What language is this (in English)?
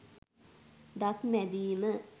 Sinhala